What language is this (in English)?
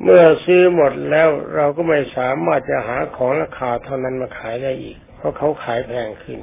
Thai